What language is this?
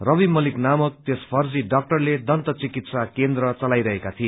Nepali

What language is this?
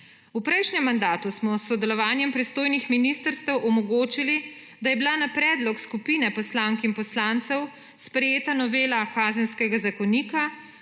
Slovenian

